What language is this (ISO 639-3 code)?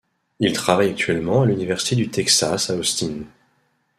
fra